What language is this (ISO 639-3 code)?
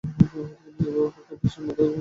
ben